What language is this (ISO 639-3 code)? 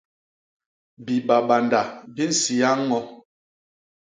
bas